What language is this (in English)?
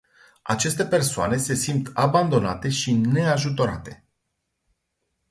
Romanian